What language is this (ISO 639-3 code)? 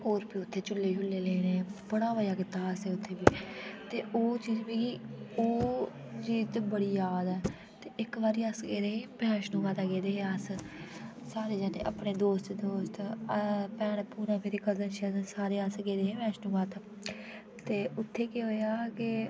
doi